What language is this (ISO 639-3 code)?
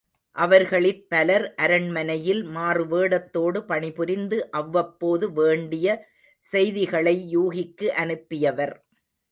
tam